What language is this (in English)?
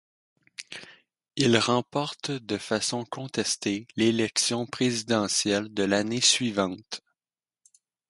French